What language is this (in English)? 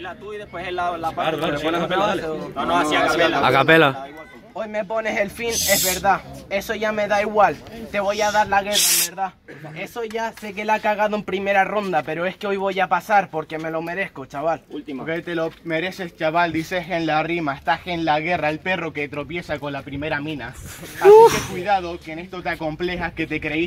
Spanish